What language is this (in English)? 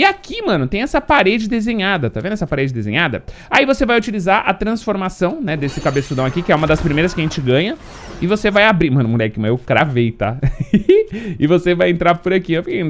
Portuguese